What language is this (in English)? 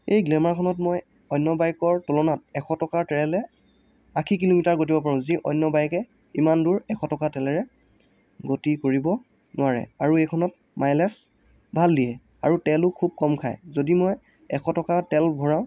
Assamese